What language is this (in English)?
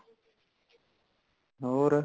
Punjabi